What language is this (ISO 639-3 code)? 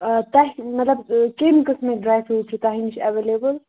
kas